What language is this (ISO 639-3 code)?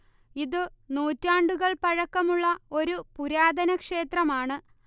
mal